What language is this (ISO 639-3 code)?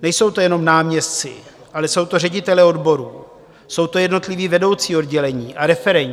ces